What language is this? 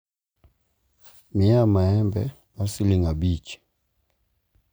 Luo (Kenya and Tanzania)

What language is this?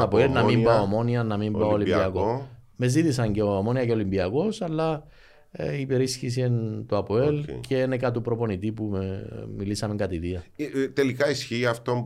Greek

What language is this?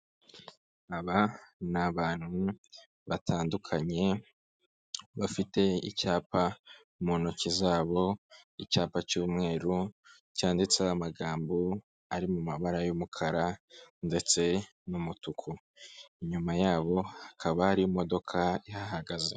Kinyarwanda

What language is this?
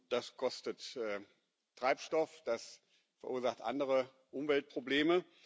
German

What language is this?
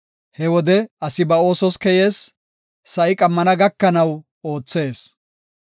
Gofa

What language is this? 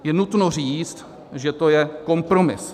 Czech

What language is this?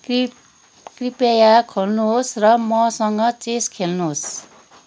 Nepali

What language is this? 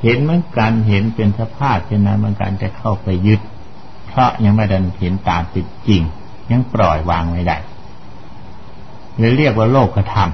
Thai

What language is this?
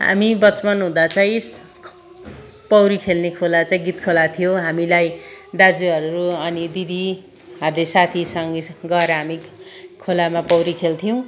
Nepali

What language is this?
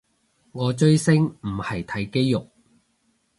Cantonese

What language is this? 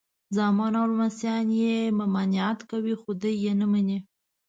Pashto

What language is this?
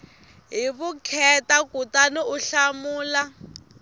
Tsonga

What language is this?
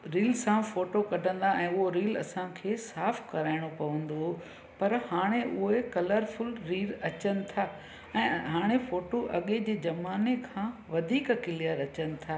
Sindhi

